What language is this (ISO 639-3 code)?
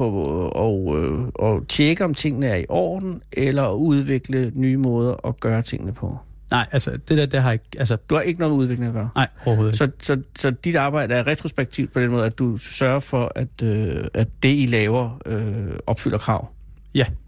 dan